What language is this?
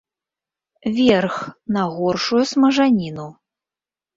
Belarusian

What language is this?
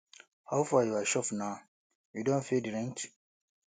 Nigerian Pidgin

